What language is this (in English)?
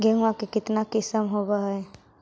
Magahi